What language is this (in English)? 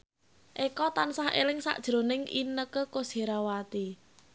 Javanese